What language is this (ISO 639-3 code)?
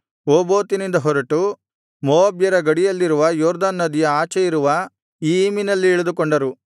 kan